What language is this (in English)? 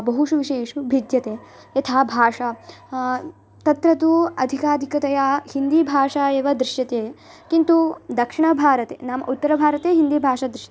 Sanskrit